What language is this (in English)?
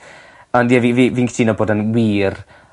Welsh